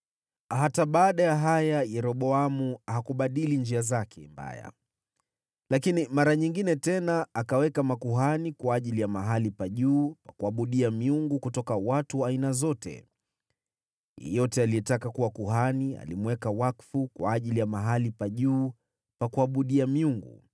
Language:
Swahili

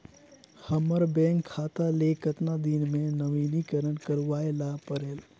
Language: Chhattisgarhi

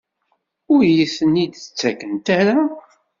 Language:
Kabyle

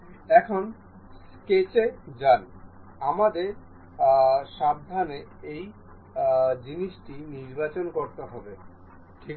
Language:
Bangla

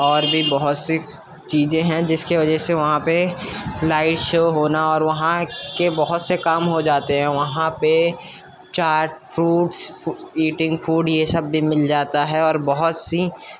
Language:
Urdu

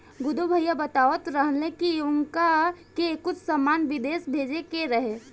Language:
Bhojpuri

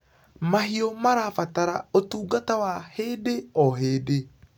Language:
Kikuyu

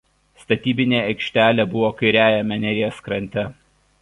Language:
Lithuanian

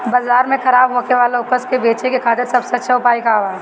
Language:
Bhojpuri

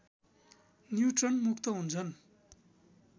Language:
Nepali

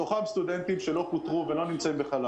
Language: Hebrew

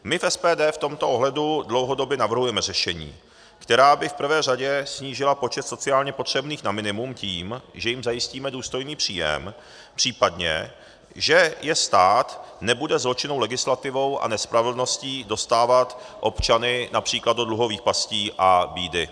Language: Czech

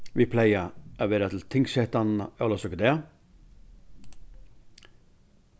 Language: Faroese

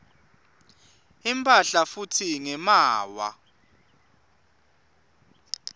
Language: Swati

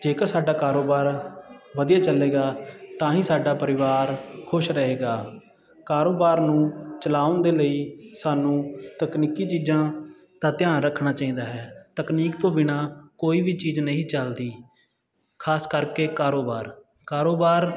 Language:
Punjabi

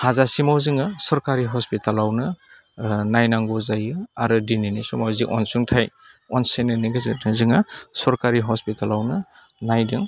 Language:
Bodo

